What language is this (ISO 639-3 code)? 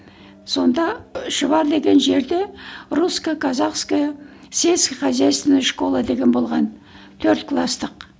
kaz